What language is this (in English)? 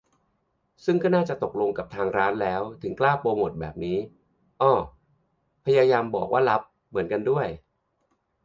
Thai